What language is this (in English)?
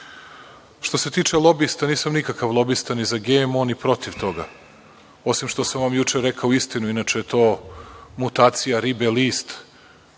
Serbian